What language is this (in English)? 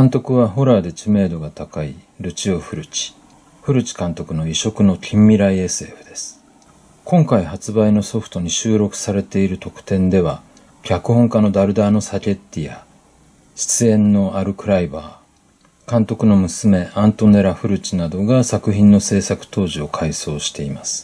Japanese